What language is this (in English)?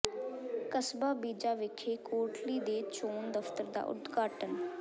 Punjabi